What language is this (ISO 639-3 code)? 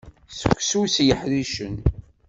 kab